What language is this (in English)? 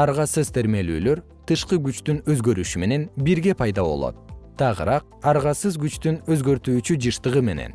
Kyrgyz